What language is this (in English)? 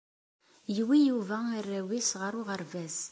Kabyle